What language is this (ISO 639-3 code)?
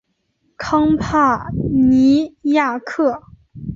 zho